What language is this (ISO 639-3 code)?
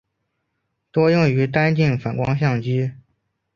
zho